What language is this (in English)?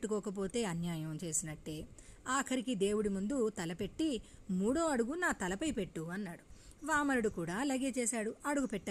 Telugu